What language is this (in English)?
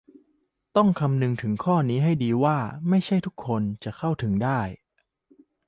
Thai